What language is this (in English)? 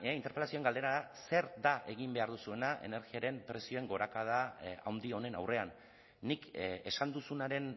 Basque